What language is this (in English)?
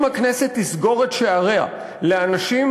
Hebrew